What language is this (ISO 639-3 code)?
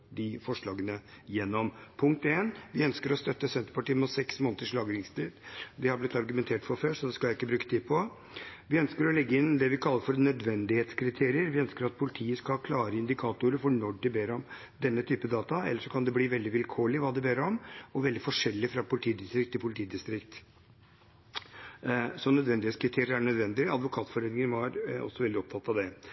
nob